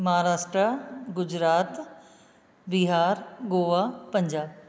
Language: Sindhi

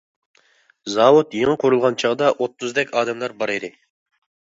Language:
Uyghur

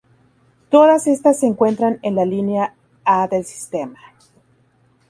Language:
Spanish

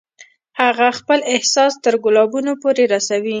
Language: Pashto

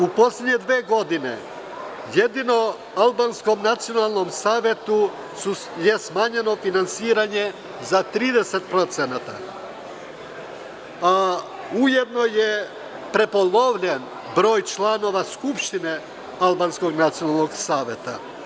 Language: Serbian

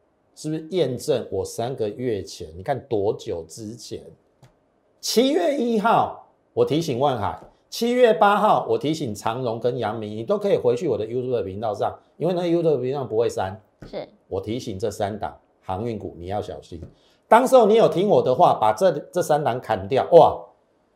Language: Chinese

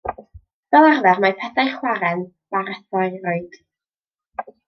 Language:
Welsh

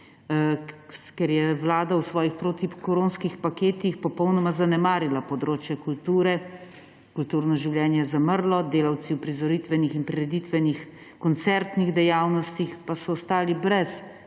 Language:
Slovenian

